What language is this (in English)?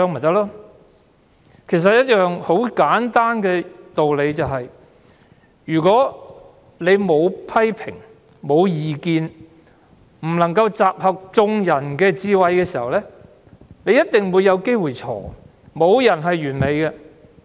Cantonese